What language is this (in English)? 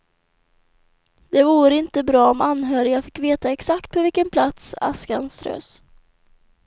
Swedish